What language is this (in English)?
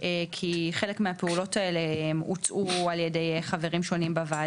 Hebrew